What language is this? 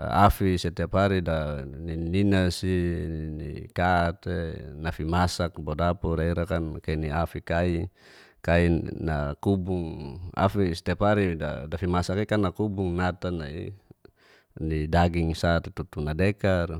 Geser-Gorom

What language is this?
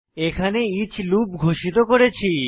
Bangla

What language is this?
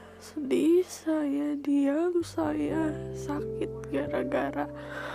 Indonesian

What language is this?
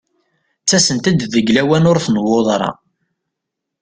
Kabyle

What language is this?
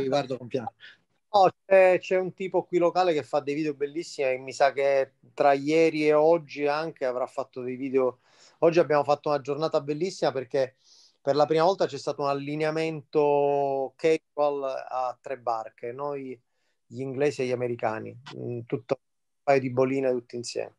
Italian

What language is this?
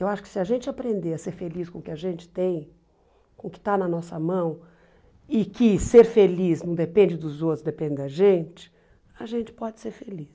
Portuguese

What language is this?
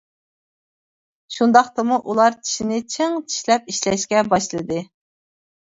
Uyghur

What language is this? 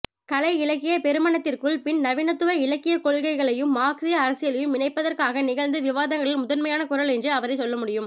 Tamil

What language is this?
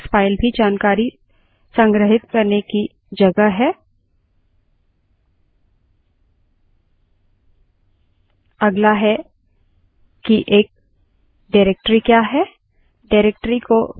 Hindi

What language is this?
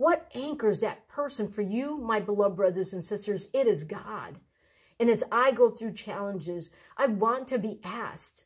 English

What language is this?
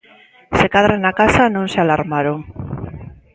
Galician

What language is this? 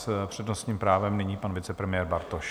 Czech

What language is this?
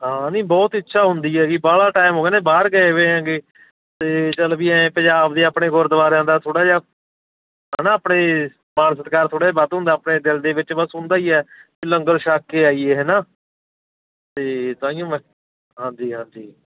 Punjabi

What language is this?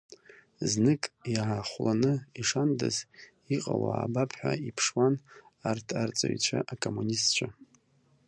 Abkhazian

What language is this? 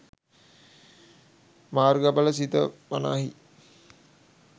Sinhala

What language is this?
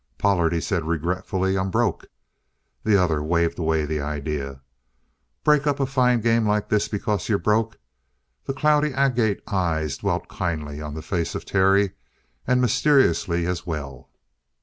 English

